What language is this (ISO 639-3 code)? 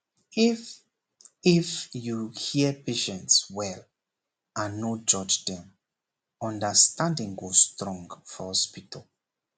pcm